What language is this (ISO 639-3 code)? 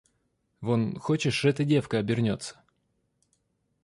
rus